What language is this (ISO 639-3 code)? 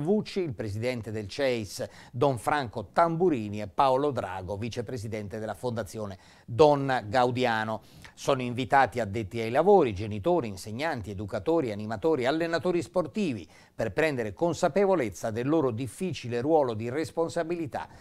ita